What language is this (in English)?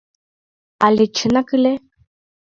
Mari